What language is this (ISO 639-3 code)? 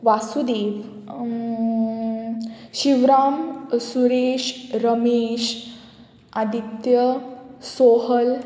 kok